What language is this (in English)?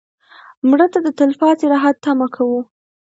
Pashto